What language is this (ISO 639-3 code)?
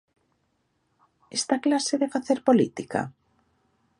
glg